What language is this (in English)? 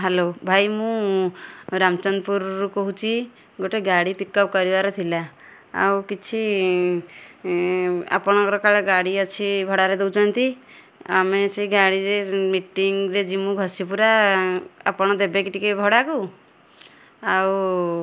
Odia